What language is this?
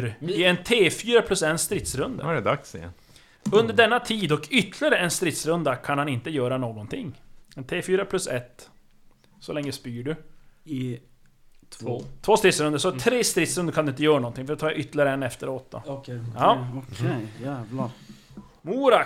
Swedish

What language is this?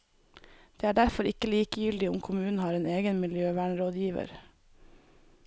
Norwegian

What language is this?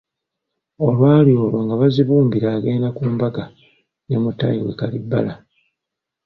Ganda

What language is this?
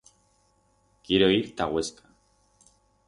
Aragonese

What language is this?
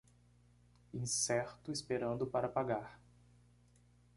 Portuguese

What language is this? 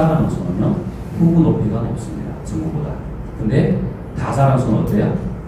Korean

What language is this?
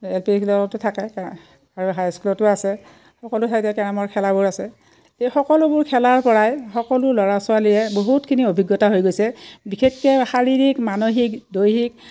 Assamese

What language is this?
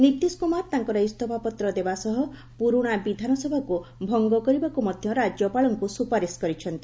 Odia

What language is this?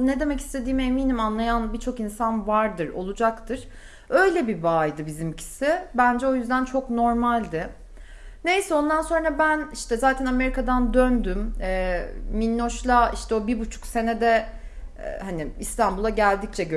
Turkish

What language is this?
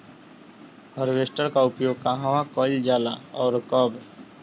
Bhojpuri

